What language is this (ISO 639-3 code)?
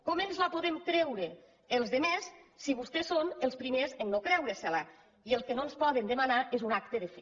cat